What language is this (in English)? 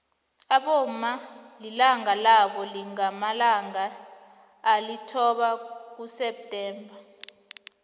South Ndebele